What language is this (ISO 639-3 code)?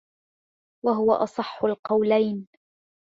ara